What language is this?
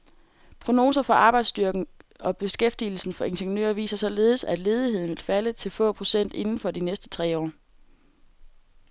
Danish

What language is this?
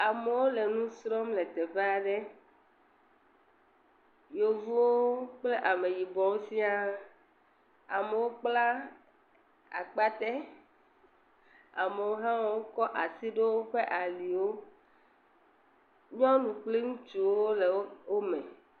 Ewe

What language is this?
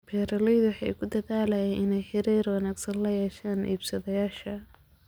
Somali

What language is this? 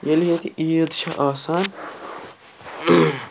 Kashmiri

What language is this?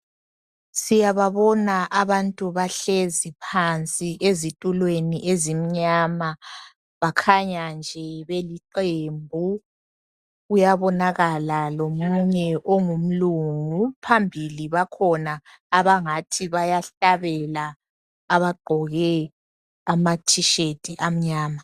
North Ndebele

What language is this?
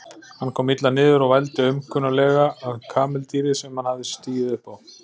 Icelandic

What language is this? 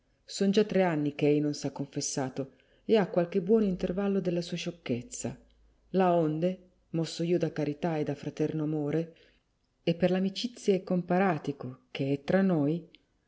Italian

